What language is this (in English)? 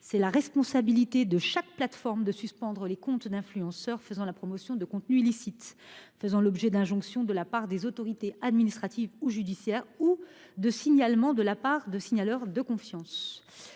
French